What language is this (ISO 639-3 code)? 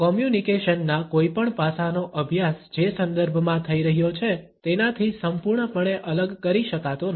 guj